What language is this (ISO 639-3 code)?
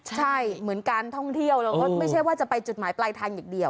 tha